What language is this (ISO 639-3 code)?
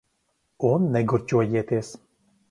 lav